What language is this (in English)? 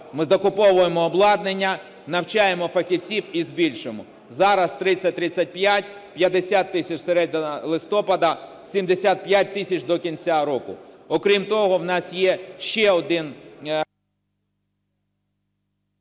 Ukrainian